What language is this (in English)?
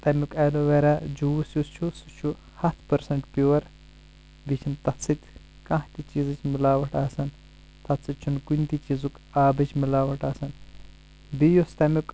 Kashmiri